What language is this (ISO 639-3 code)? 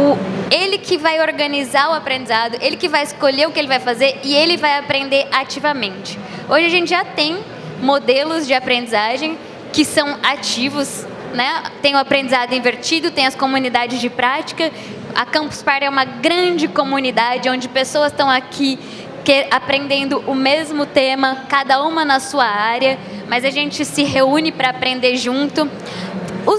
por